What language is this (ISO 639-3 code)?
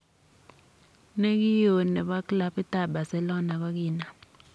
kln